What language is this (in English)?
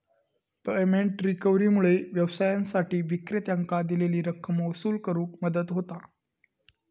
Marathi